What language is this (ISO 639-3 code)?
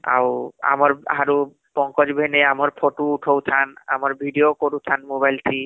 ori